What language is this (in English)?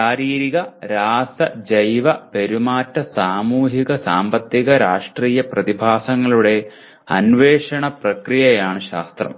Malayalam